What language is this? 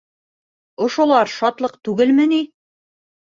Bashkir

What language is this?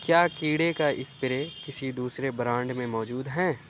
Urdu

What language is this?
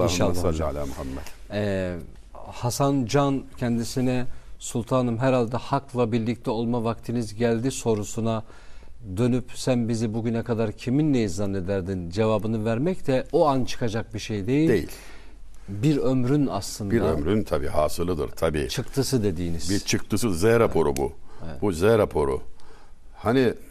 Turkish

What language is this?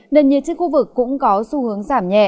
Vietnamese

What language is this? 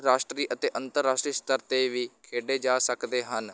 Punjabi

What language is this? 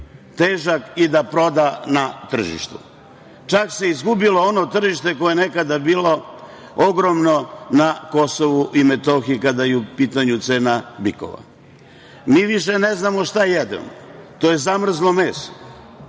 Serbian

